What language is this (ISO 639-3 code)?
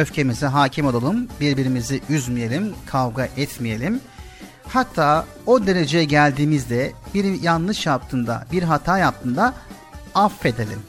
tur